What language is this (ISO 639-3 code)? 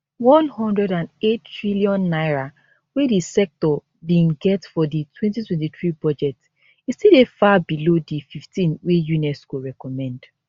pcm